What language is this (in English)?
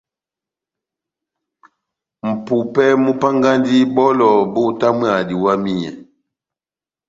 Batanga